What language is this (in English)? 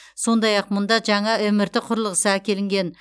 Kazakh